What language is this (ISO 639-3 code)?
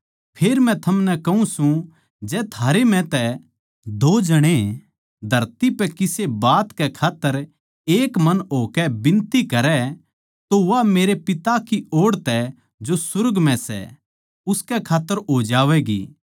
bgc